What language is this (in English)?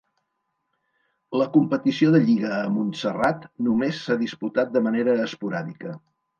Catalan